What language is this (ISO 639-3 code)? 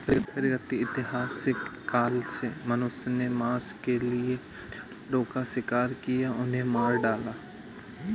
hin